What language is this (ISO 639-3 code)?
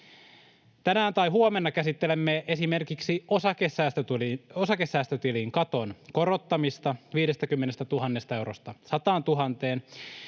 fin